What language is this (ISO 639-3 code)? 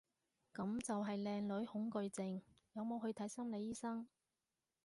yue